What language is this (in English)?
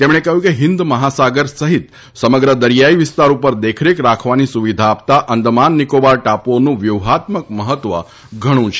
Gujarati